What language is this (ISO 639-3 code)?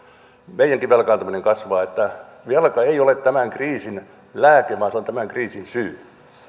fin